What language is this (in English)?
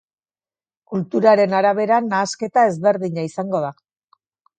Basque